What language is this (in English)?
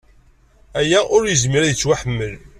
Kabyle